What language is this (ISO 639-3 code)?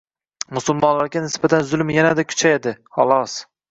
uzb